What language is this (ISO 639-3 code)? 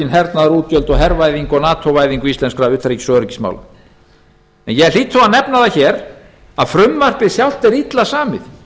isl